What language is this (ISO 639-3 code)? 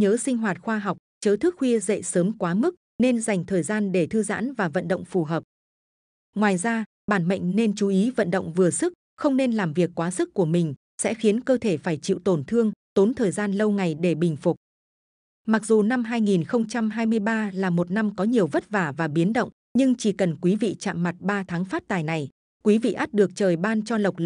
vie